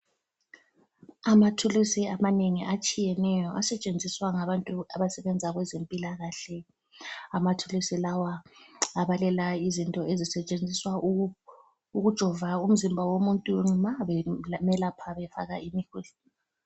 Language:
North Ndebele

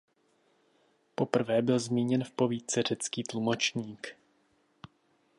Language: Czech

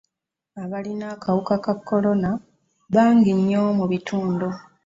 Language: Ganda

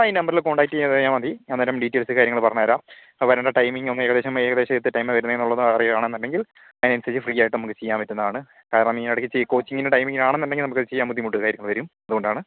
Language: Malayalam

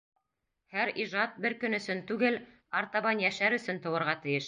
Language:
Bashkir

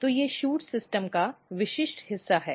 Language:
Hindi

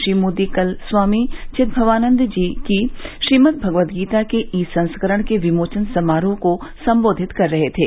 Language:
Hindi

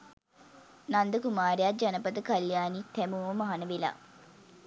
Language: Sinhala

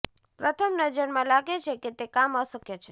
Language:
Gujarati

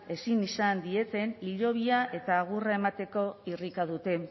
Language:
Basque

